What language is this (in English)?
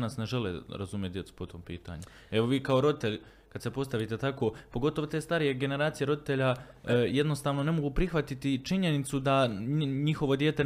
Croatian